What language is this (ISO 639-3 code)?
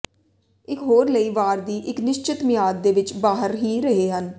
pan